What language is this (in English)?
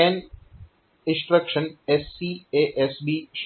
Gujarati